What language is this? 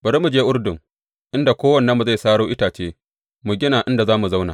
Hausa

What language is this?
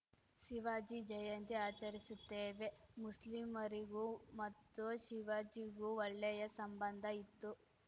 Kannada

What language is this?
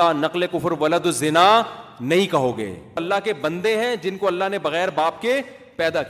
Urdu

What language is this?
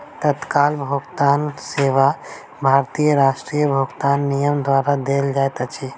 Maithili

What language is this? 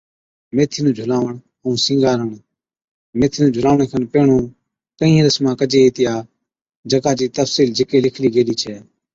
Od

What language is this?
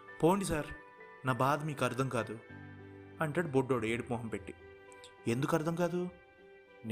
Telugu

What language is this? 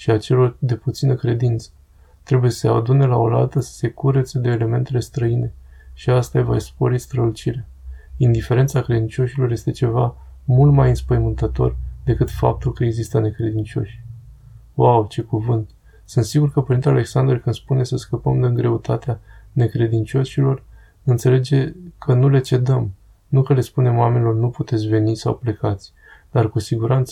Romanian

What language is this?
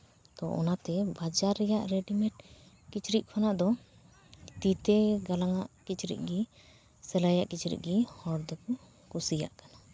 Santali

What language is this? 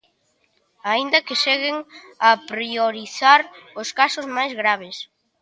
Galician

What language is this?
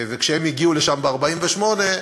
Hebrew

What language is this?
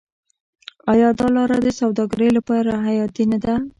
Pashto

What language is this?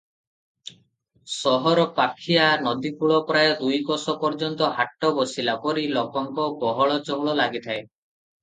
Odia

